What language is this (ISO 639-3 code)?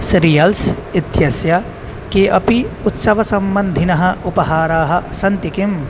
san